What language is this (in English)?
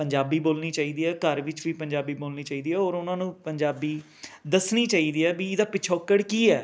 Punjabi